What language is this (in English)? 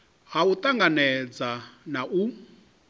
Venda